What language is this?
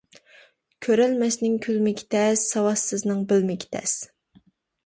Uyghur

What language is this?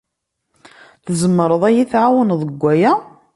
Kabyle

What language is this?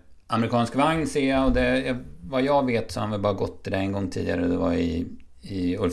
Swedish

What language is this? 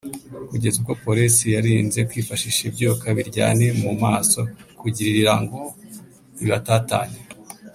Kinyarwanda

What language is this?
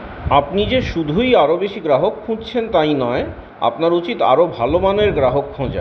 Bangla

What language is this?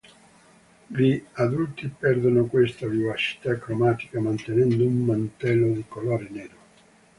Italian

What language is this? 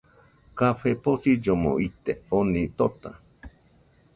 Nüpode Huitoto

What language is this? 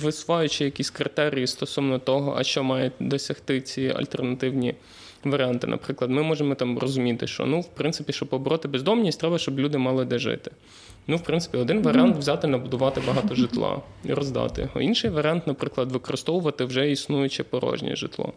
Ukrainian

